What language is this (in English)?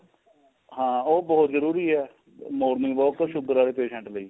Punjabi